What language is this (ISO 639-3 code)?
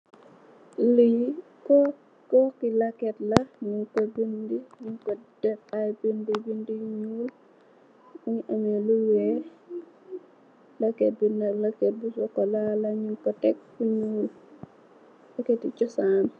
wol